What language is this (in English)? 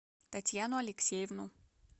Russian